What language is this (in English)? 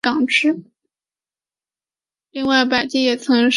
Chinese